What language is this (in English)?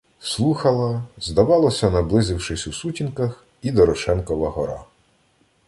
Ukrainian